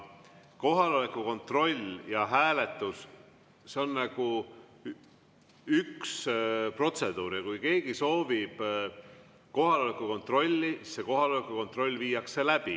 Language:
Estonian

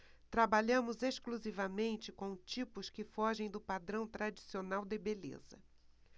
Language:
Portuguese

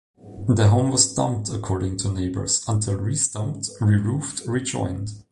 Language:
English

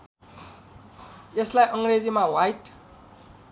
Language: Nepali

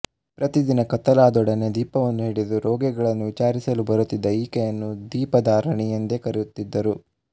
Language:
Kannada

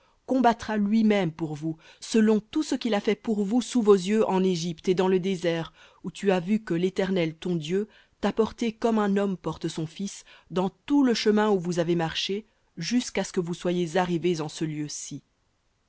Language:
French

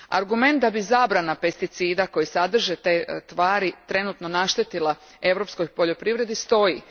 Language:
Croatian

